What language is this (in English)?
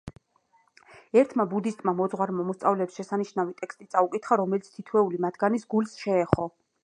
Georgian